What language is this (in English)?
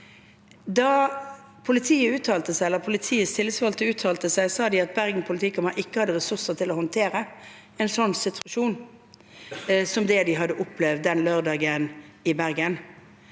Norwegian